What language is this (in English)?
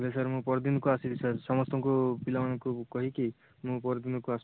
Odia